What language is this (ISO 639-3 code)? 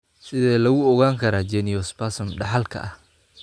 som